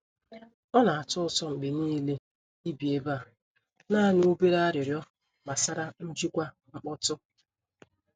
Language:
Igbo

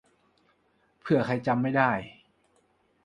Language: Thai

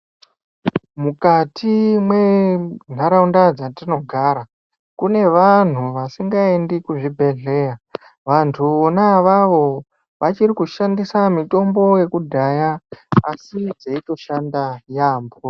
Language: Ndau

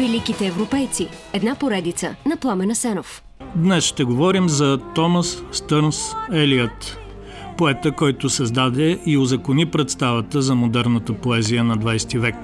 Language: Bulgarian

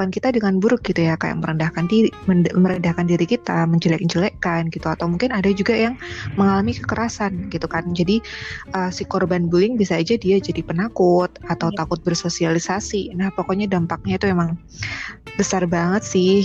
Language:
Indonesian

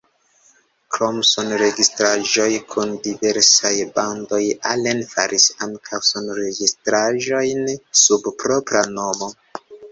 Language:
Esperanto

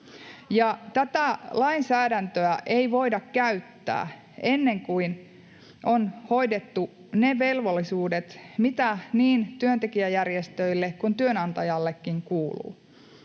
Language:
Finnish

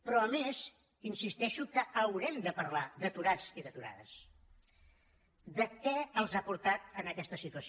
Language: Catalan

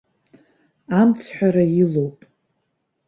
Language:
Abkhazian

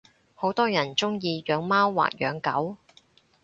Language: Cantonese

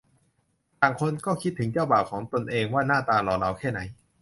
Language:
Thai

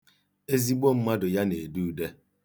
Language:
Igbo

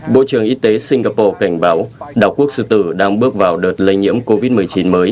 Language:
Vietnamese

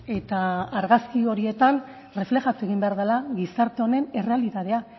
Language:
Basque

